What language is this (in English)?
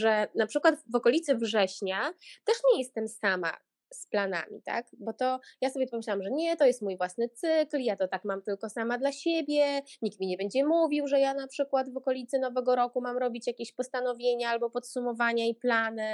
Polish